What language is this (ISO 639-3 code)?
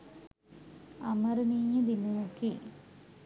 sin